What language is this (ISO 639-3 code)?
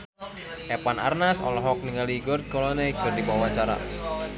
sun